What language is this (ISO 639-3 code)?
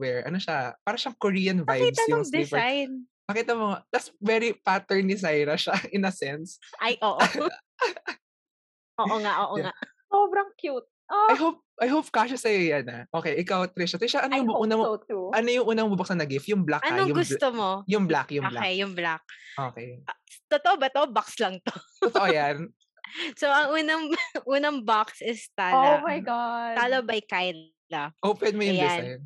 fil